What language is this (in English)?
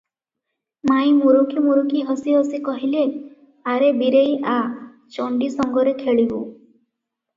Odia